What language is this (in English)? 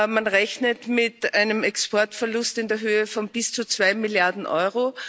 German